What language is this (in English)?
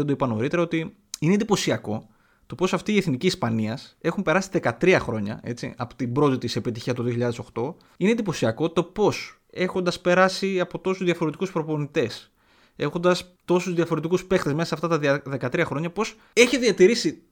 Greek